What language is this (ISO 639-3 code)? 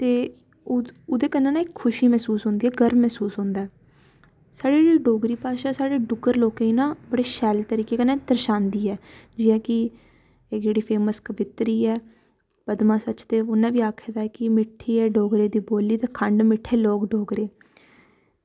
doi